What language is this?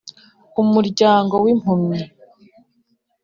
Kinyarwanda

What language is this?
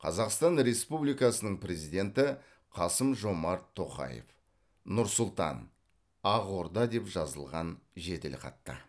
Kazakh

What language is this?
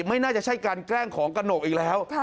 Thai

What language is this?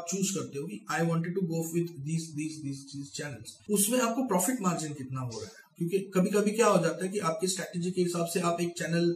Hindi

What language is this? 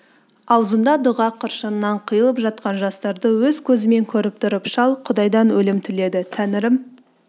Kazakh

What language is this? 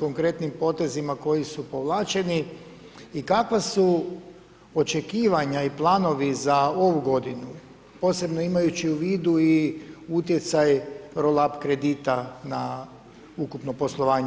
Croatian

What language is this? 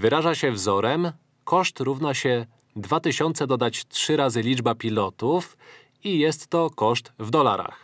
Polish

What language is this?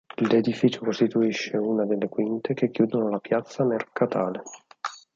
Italian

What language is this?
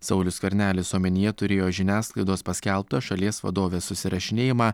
Lithuanian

